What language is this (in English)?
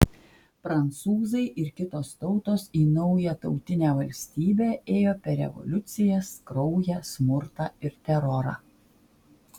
Lithuanian